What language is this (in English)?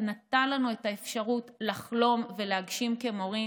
Hebrew